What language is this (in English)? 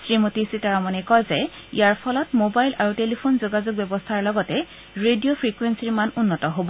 Assamese